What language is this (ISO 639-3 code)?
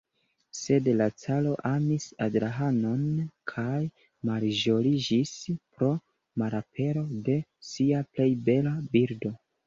epo